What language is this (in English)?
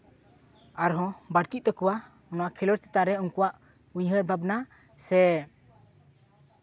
Santali